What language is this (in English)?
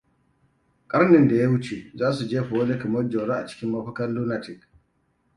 Hausa